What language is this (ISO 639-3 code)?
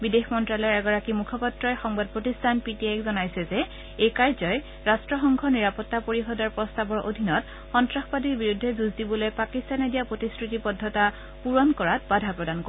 asm